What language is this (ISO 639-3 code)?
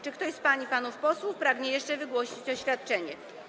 pol